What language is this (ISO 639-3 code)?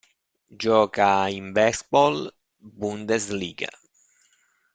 ita